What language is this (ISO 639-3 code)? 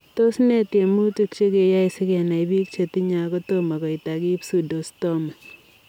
kln